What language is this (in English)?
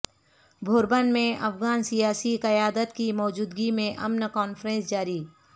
Urdu